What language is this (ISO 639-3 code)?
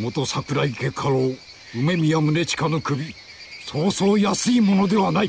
jpn